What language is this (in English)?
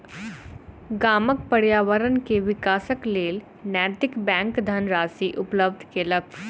Maithili